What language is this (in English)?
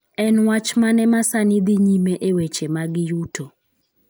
Luo (Kenya and Tanzania)